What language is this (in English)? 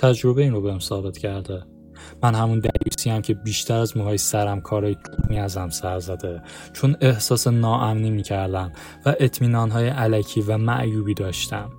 Persian